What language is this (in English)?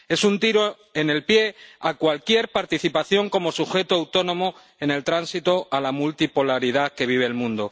Spanish